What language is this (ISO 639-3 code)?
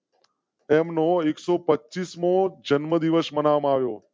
guj